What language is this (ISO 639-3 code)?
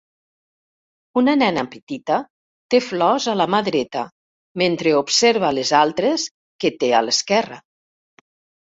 cat